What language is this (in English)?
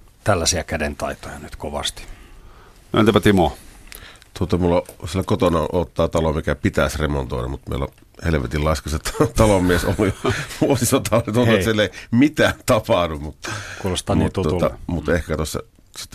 Finnish